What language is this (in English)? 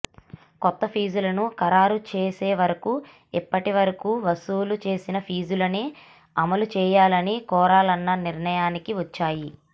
Telugu